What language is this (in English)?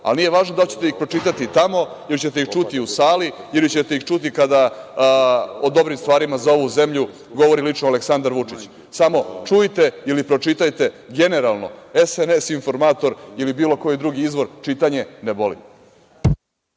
Serbian